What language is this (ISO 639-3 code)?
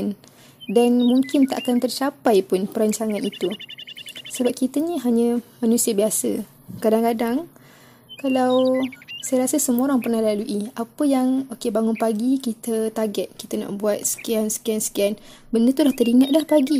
msa